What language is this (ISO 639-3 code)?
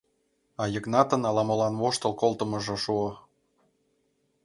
chm